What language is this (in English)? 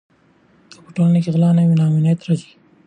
Pashto